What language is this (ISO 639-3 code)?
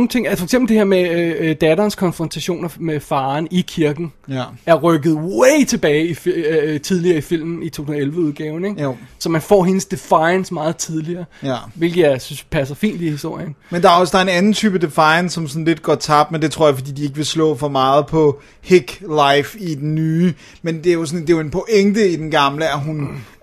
dan